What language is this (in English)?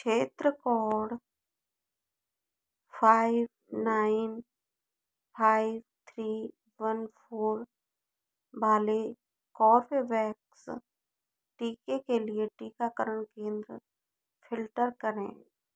Hindi